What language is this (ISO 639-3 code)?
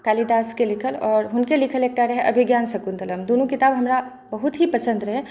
mai